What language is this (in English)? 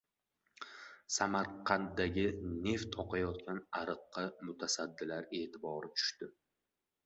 Uzbek